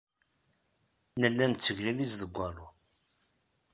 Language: Kabyle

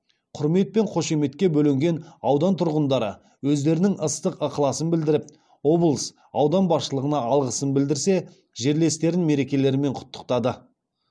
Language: Kazakh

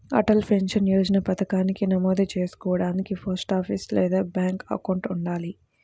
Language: Telugu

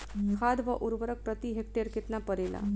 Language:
Bhojpuri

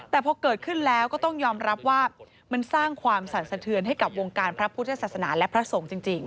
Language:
Thai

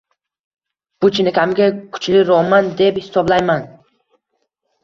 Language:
Uzbek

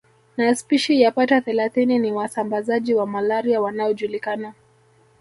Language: Swahili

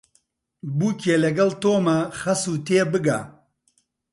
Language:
Central Kurdish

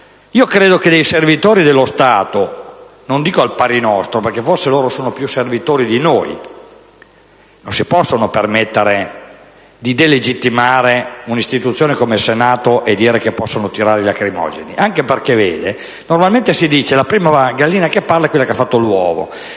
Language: Italian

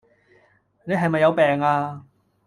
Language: Cantonese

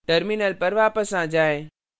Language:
Hindi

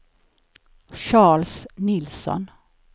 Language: Swedish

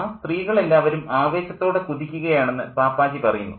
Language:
Malayalam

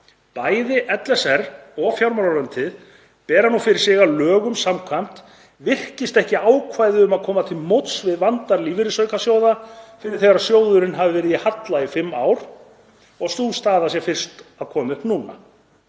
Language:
Icelandic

